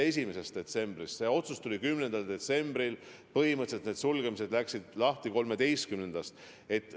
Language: Estonian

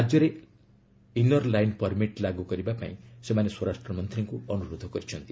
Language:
Odia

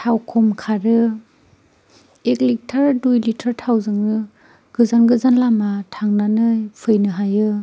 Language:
Bodo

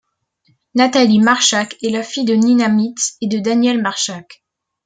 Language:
French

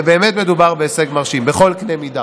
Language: Hebrew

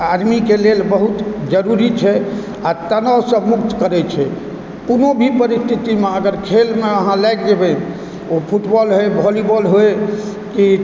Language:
Maithili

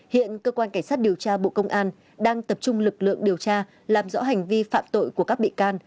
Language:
Vietnamese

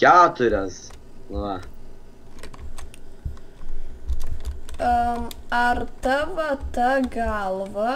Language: Lithuanian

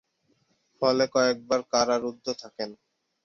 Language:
Bangla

